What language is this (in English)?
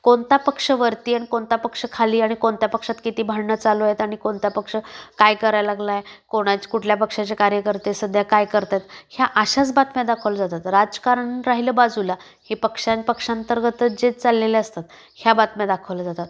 Marathi